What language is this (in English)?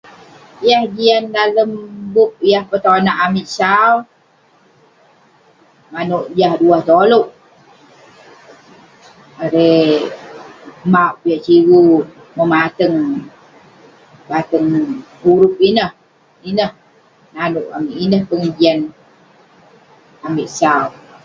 Western Penan